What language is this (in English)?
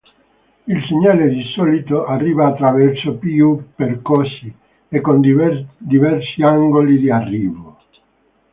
Italian